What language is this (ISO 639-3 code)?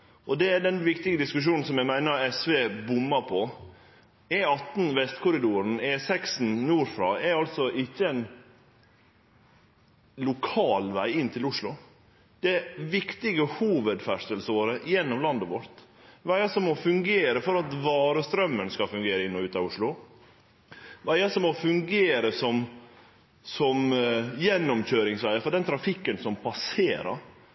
nno